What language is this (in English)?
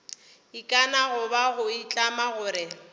Northern Sotho